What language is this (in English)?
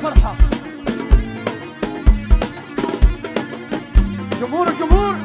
Arabic